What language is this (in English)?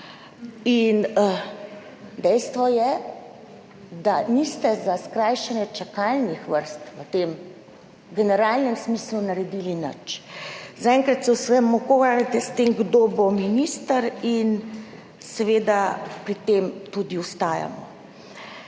Slovenian